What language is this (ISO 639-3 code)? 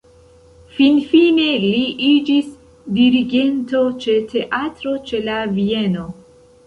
epo